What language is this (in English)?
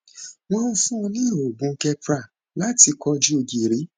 Yoruba